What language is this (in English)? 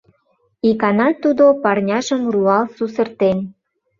Mari